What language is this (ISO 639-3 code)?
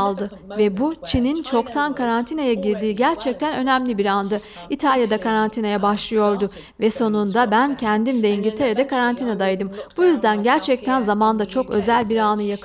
tur